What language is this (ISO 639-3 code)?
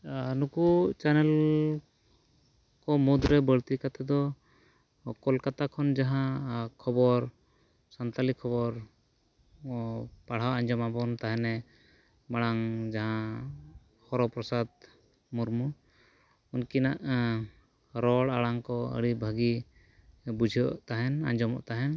sat